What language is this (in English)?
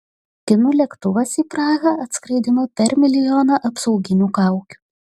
Lithuanian